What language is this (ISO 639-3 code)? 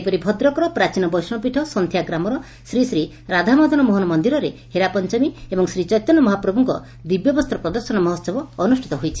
ori